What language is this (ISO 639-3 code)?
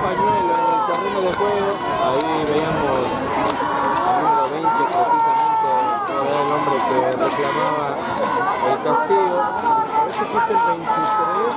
spa